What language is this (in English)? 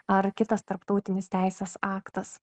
Lithuanian